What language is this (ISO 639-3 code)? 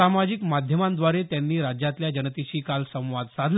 mar